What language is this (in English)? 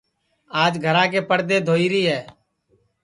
Sansi